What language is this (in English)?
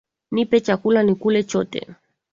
Swahili